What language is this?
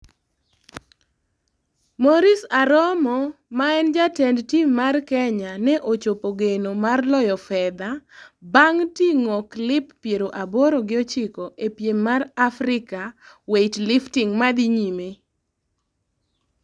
Luo (Kenya and Tanzania)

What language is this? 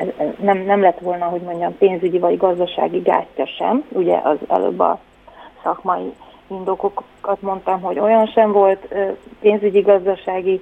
Hungarian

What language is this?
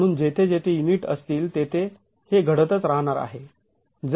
Marathi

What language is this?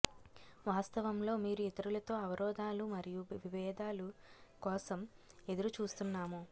Telugu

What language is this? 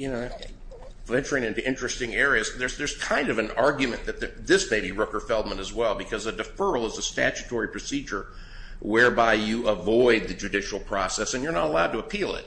English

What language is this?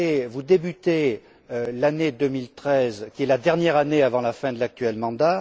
French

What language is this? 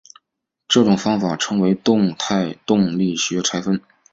Chinese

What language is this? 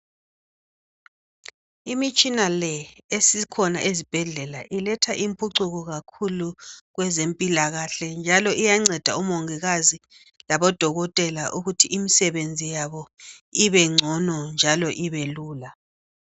North Ndebele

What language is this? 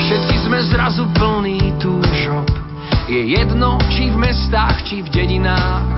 Slovak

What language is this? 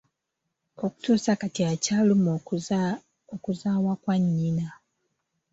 Ganda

